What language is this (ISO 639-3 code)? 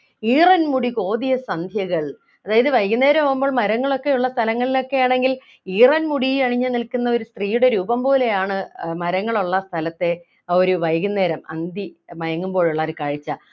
mal